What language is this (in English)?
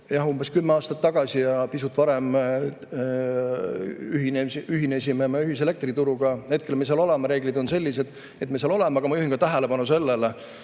Estonian